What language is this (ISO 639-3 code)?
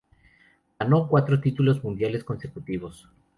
spa